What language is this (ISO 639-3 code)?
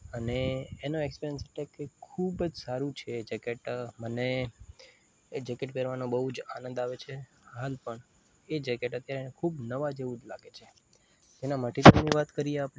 guj